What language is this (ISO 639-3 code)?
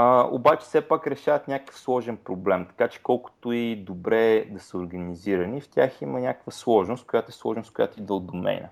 bul